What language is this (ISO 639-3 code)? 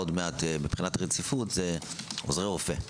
heb